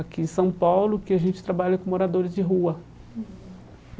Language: Portuguese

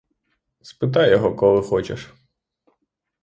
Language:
Ukrainian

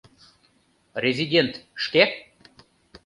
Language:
Mari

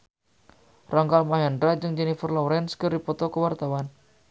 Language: Sundanese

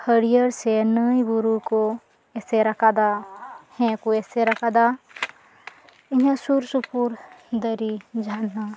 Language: Santali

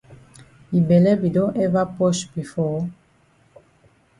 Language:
Cameroon Pidgin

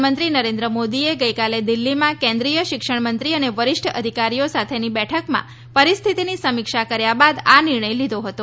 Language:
Gujarati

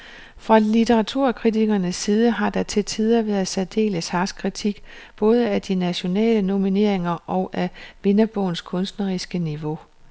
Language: Danish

